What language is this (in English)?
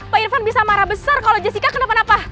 Indonesian